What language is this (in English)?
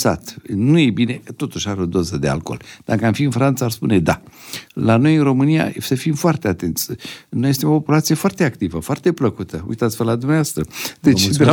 Romanian